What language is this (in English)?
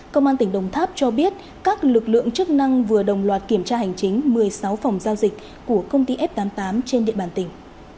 Vietnamese